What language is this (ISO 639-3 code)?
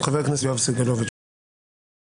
heb